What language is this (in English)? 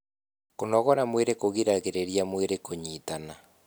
Kikuyu